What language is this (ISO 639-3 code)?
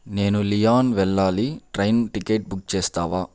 tel